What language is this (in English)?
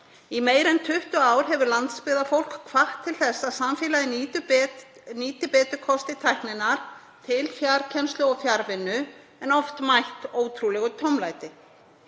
Icelandic